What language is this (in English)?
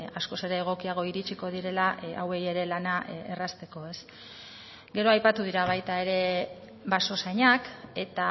Basque